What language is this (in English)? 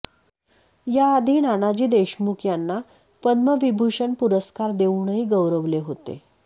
Marathi